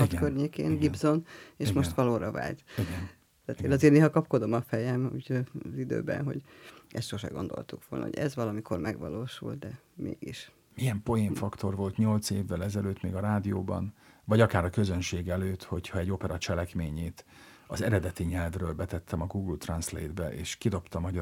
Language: Hungarian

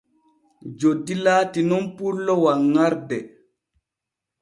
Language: Borgu Fulfulde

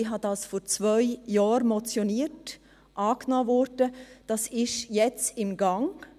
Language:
Swiss German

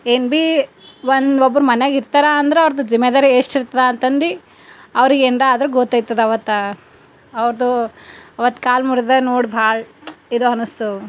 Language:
Kannada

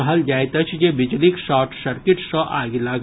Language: Maithili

